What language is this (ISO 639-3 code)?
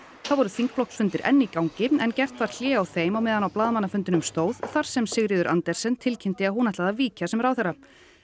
isl